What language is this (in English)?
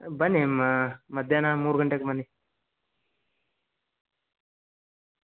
Kannada